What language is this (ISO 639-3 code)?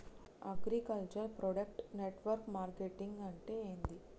tel